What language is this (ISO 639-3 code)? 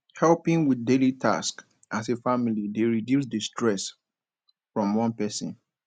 pcm